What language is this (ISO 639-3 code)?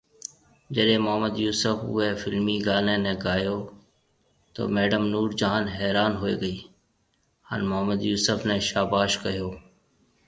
mve